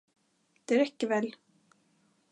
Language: Swedish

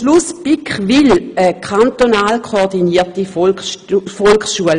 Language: Swiss German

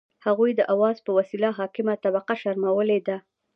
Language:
Pashto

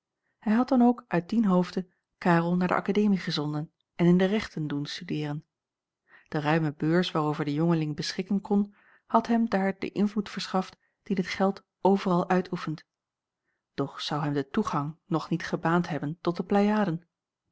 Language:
Dutch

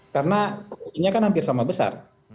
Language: Indonesian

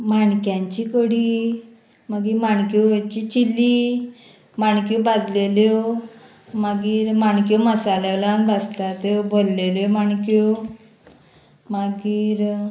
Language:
Konkani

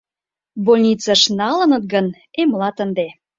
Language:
Mari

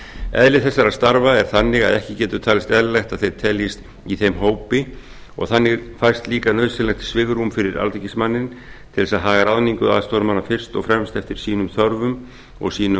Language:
Icelandic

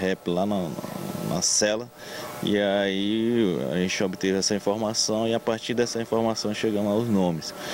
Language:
Portuguese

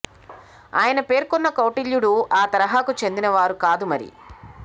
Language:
Telugu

